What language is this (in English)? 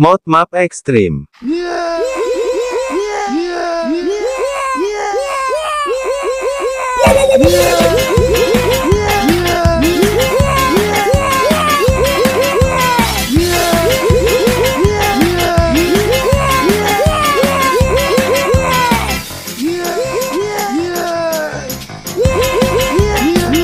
Indonesian